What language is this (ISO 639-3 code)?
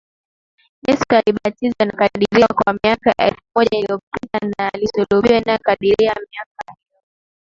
swa